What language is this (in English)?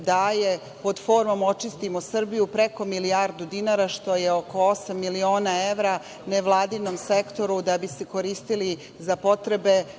Serbian